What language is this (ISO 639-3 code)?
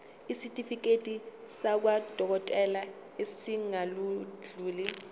zul